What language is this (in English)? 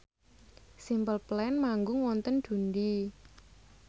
Javanese